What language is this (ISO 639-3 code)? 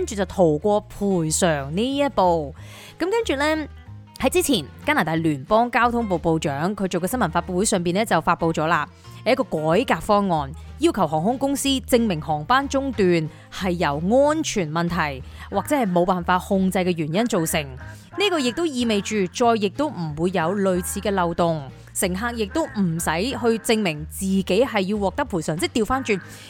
zho